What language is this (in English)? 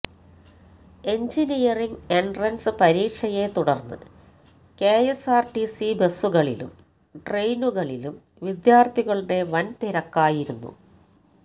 Malayalam